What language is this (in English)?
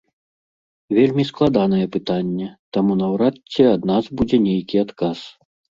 Belarusian